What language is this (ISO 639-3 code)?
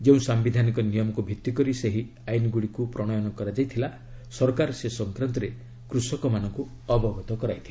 ori